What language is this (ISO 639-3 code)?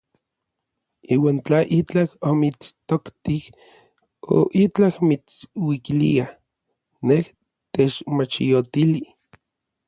nlv